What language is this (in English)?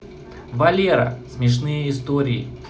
Russian